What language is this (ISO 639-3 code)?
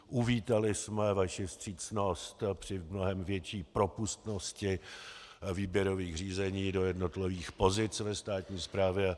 ces